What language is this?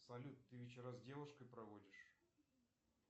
Russian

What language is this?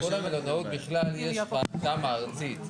Hebrew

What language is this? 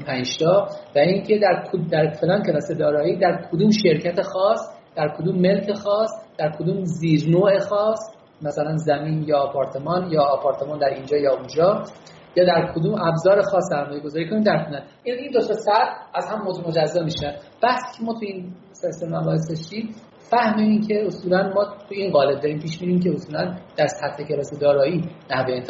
Persian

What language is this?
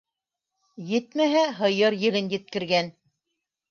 Bashkir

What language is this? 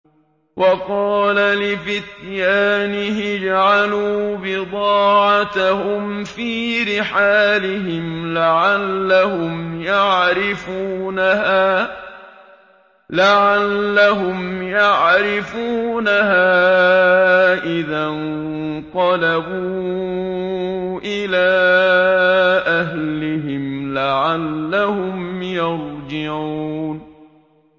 Arabic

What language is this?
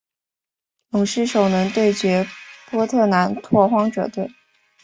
Chinese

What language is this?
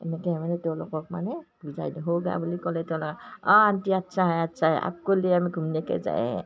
Assamese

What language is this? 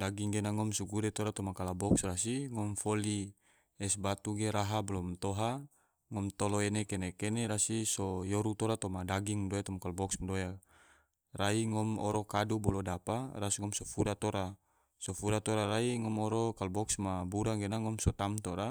Tidore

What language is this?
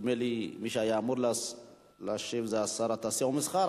Hebrew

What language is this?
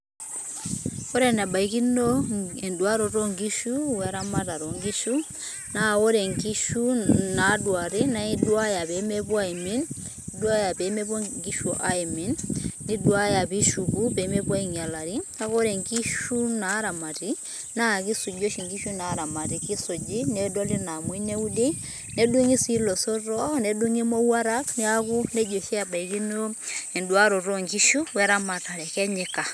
Masai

